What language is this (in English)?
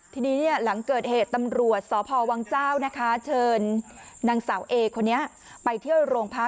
Thai